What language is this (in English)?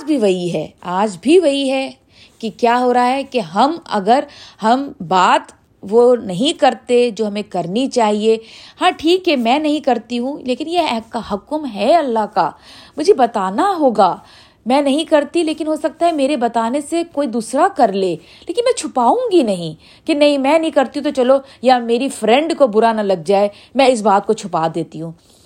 Urdu